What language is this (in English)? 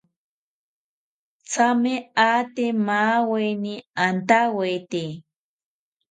South Ucayali Ashéninka